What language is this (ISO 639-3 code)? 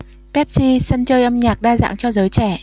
vie